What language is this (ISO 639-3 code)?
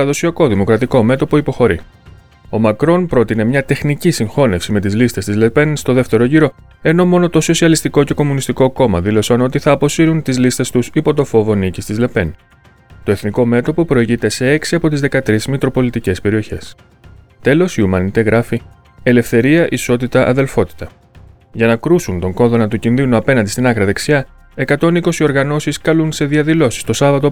ell